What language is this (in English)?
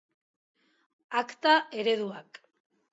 Basque